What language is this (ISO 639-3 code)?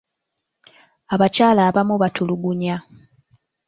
lug